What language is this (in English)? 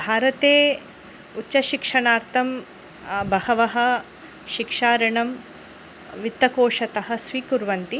Sanskrit